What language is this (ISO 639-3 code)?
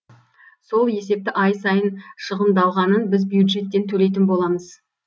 kaz